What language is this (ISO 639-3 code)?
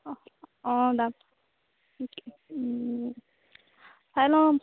asm